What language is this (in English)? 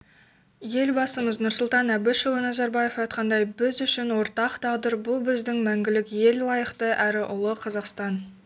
Kazakh